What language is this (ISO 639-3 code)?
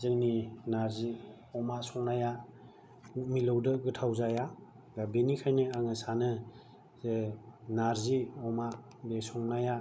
brx